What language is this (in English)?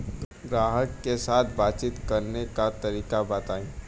Bhojpuri